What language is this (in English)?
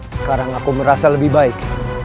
Indonesian